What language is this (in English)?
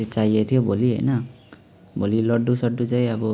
Nepali